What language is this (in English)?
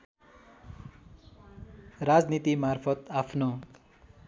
Nepali